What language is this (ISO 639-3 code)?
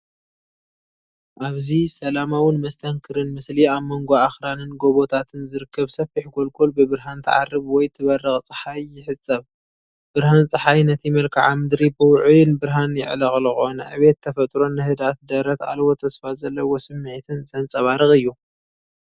tir